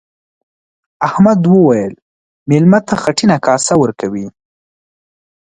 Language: Pashto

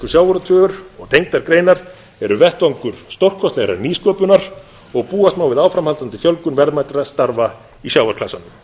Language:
Icelandic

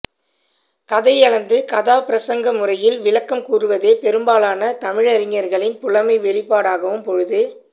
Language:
Tamil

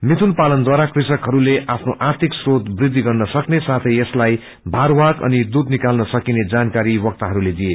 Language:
Nepali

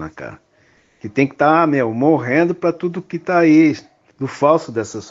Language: Portuguese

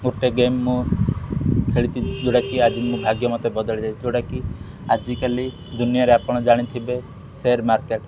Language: Odia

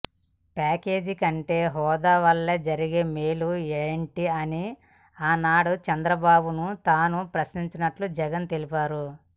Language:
Telugu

